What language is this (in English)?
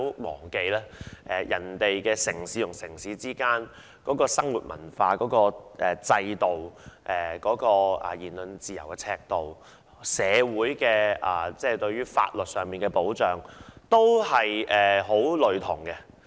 Cantonese